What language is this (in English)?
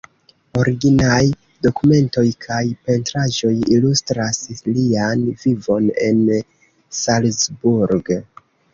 Esperanto